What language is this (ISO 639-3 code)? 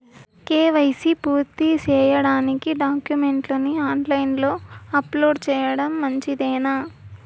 tel